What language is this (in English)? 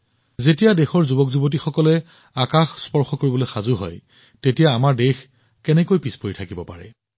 Assamese